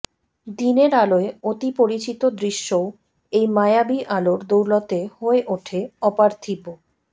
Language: Bangla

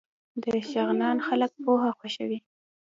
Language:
Pashto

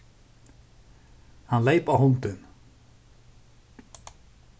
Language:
Faroese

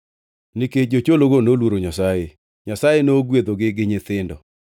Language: Luo (Kenya and Tanzania)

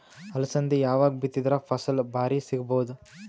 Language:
Kannada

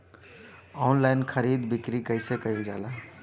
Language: Bhojpuri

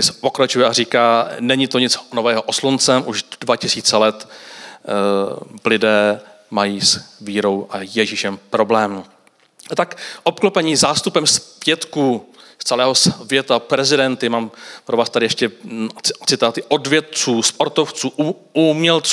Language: Czech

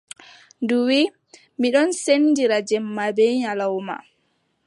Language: Adamawa Fulfulde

